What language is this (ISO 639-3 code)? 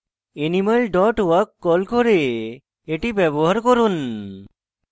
ben